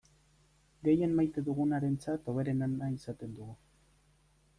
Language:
Basque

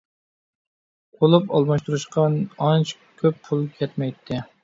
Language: Uyghur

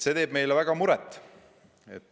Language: Estonian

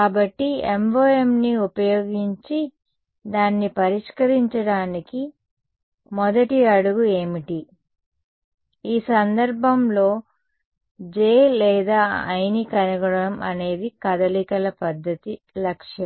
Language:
Telugu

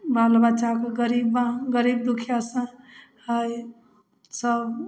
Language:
Maithili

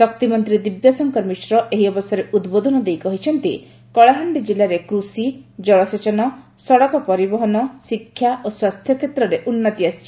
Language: Odia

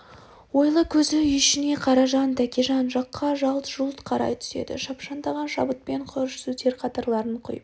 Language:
Kazakh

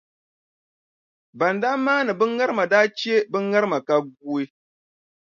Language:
Dagbani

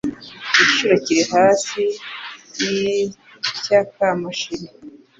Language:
Kinyarwanda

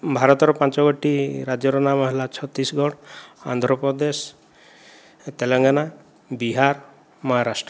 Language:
Odia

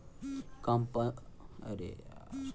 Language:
Bhojpuri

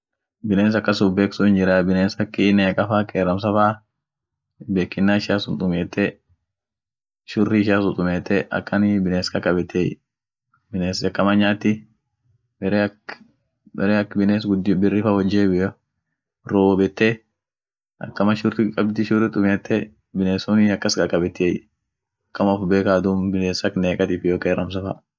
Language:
Orma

